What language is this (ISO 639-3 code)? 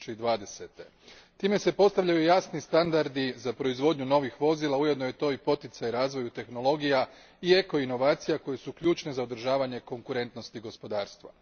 hrv